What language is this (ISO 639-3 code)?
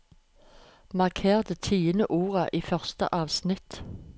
nor